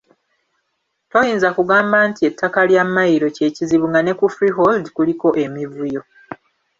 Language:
Ganda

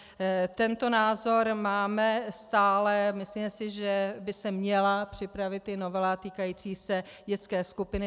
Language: Czech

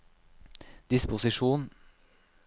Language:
Norwegian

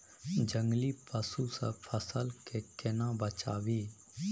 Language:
Maithili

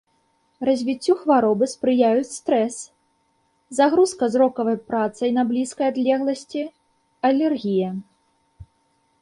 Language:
Belarusian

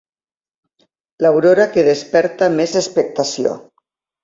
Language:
Catalan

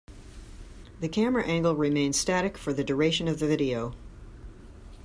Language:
English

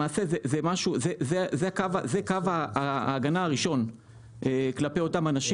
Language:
Hebrew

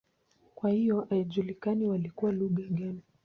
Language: Swahili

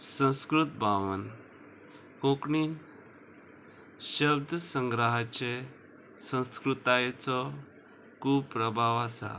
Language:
Konkani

